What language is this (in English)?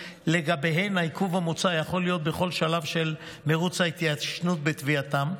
Hebrew